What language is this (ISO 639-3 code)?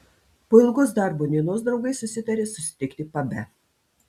lit